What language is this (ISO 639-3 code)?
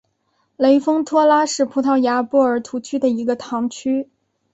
zho